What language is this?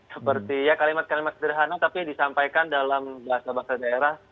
Indonesian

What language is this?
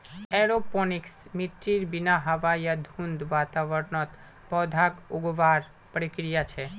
Magahi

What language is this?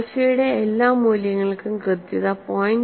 Malayalam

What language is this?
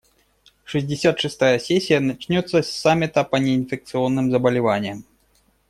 Russian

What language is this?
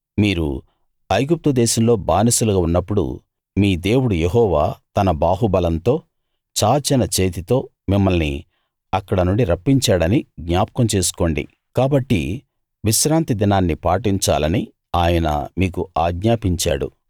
Telugu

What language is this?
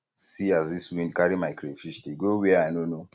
Nigerian Pidgin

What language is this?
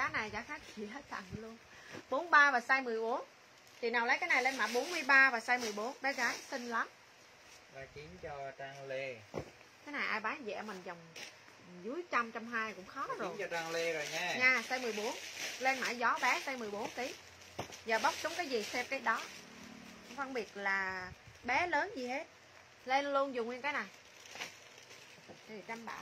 Vietnamese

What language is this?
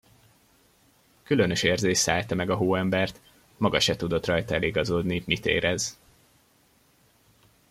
Hungarian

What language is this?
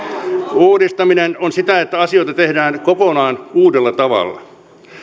Finnish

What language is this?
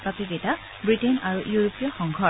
Assamese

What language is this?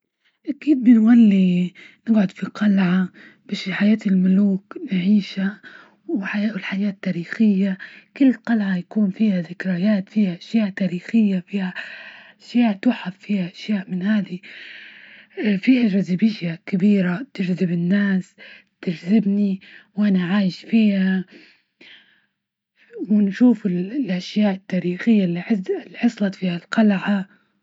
Libyan Arabic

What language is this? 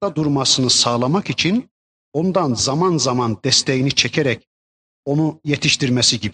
Turkish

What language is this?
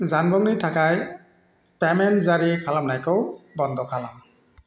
Bodo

